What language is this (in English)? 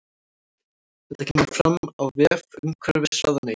Icelandic